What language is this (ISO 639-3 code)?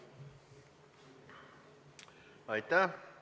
est